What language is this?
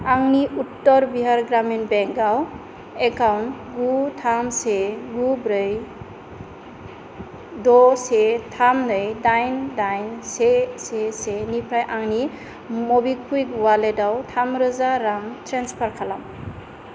Bodo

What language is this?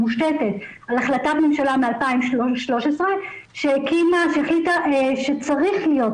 Hebrew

